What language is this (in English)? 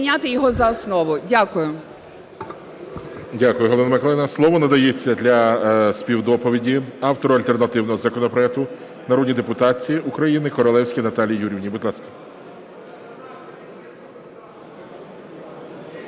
Ukrainian